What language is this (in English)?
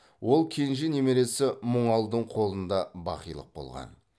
Kazakh